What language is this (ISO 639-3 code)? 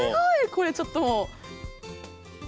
jpn